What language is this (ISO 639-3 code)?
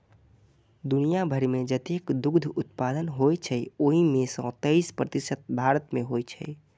mai